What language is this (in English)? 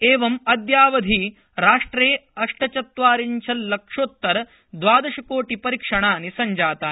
Sanskrit